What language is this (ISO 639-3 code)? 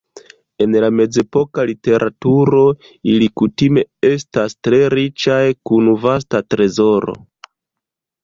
epo